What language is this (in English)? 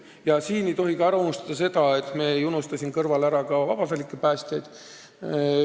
Estonian